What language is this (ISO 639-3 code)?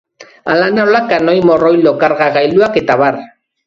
eus